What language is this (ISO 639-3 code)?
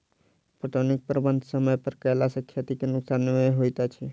mai